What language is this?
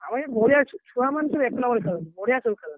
Odia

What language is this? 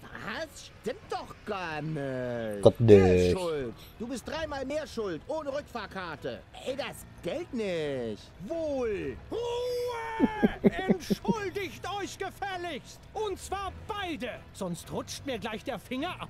German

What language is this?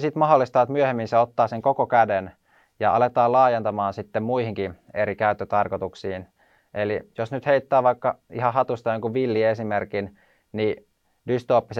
Finnish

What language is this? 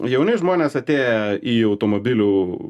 Lithuanian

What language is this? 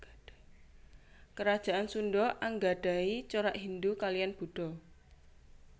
Javanese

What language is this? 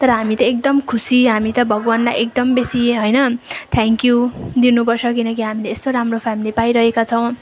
Nepali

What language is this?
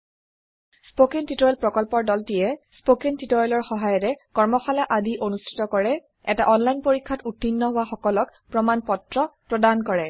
Assamese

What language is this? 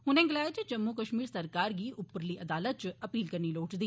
Dogri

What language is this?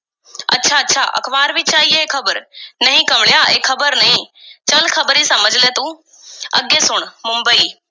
Punjabi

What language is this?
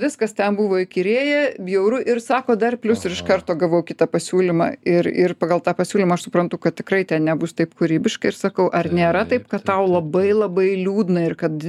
Lithuanian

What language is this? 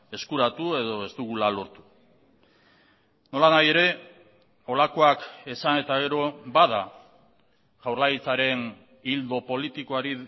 Basque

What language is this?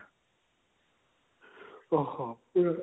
Odia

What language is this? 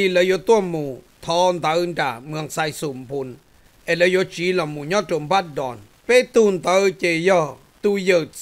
Thai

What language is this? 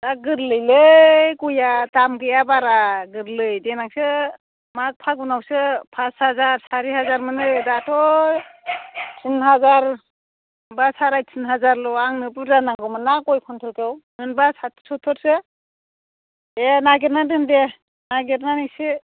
Bodo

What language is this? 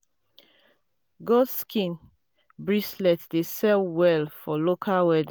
Nigerian Pidgin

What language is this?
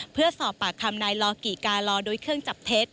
Thai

